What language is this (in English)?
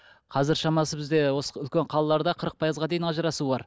Kazakh